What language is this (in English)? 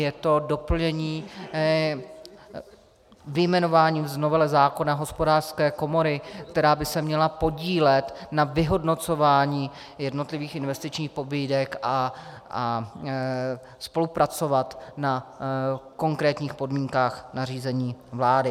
Czech